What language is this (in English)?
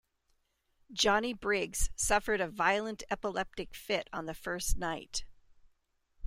English